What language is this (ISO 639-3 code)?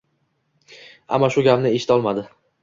uzb